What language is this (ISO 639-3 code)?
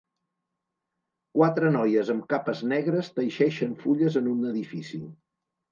cat